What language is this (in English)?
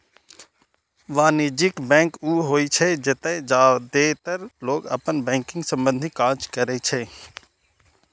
Maithili